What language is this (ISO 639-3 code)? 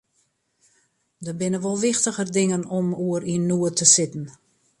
fry